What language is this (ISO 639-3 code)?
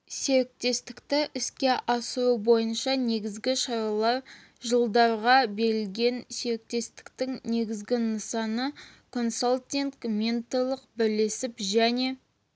kaz